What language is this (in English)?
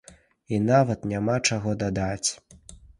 Belarusian